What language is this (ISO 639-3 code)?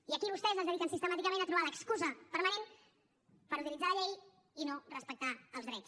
cat